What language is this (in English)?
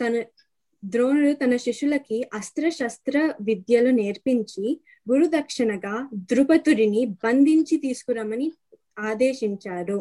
Telugu